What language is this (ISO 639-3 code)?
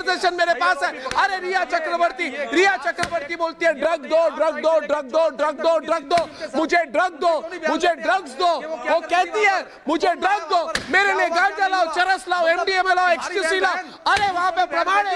por